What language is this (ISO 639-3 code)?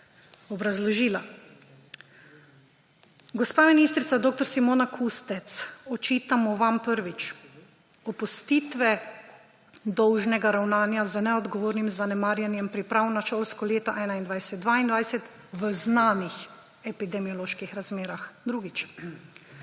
slv